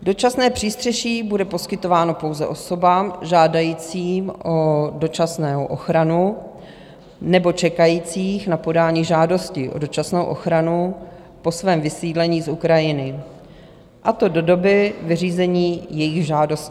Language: Czech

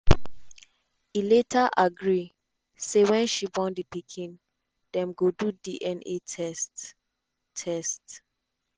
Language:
Nigerian Pidgin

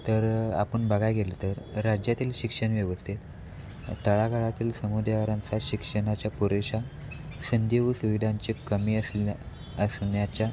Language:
Marathi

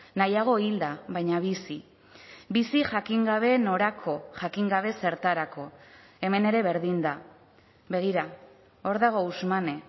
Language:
Basque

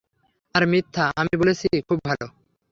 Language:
Bangla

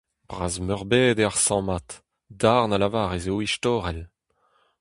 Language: Breton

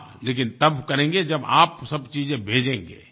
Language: Hindi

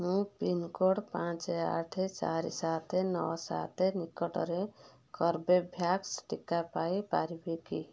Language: Odia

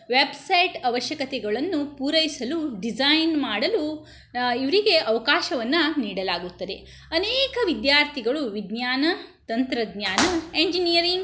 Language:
Kannada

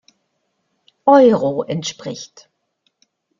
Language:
German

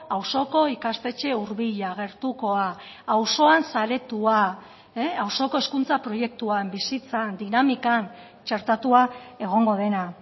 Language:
Basque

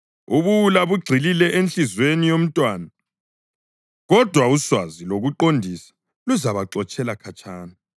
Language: North Ndebele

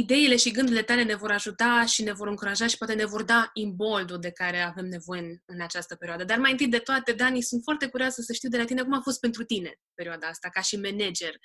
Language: Romanian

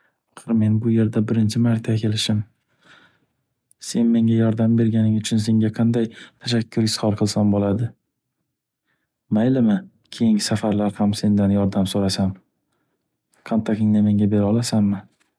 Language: Uzbek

